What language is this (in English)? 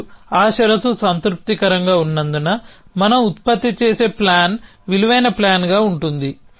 Telugu